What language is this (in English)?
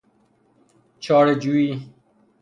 Persian